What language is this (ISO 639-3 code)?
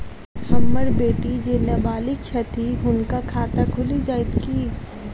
mai